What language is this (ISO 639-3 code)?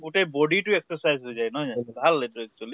asm